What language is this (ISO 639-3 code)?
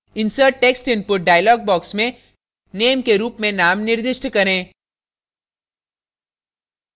hin